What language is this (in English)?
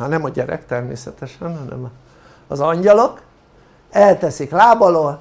Hungarian